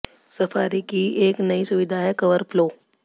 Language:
Hindi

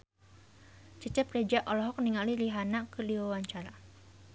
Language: Sundanese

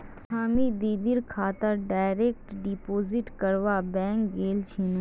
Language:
Magahi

